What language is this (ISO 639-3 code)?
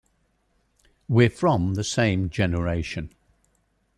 eng